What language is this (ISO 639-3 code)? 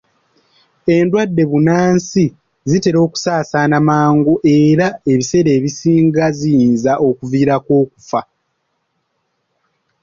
lug